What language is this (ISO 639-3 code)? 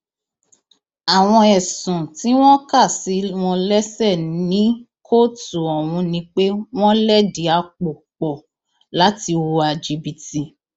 yor